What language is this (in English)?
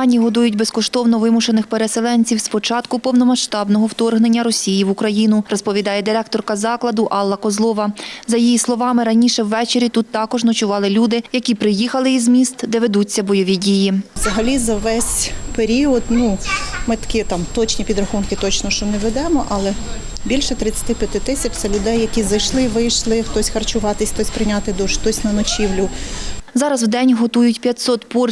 Ukrainian